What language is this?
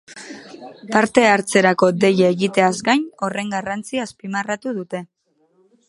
Basque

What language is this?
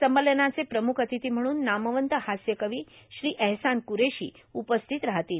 Marathi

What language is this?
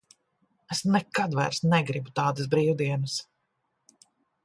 Latvian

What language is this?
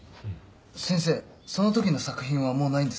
Japanese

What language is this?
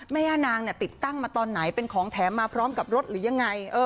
Thai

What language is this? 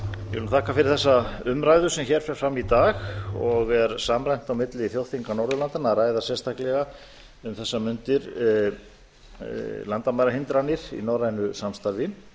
Icelandic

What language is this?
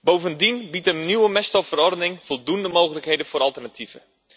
Dutch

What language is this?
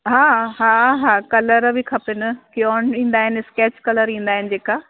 Sindhi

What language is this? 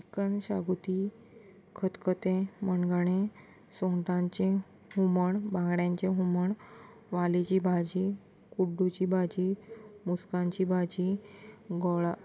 Konkani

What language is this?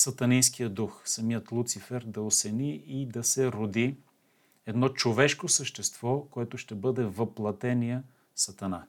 Bulgarian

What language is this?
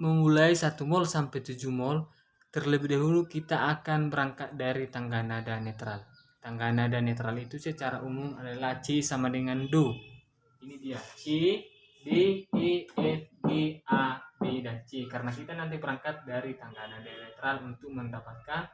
Indonesian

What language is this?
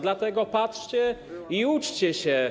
Polish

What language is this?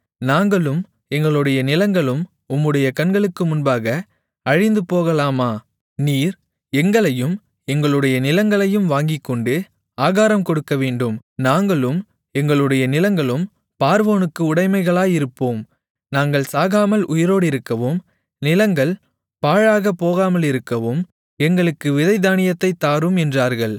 Tamil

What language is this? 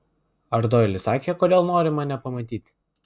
Lithuanian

